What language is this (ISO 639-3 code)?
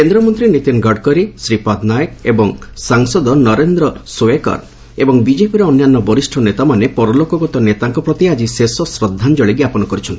ori